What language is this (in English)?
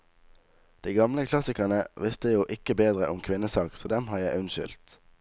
Norwegian